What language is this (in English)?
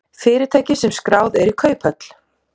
Icelandic